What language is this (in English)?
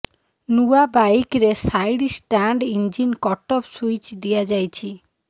Odia